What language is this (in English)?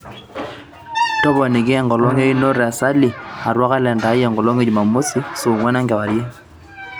Masai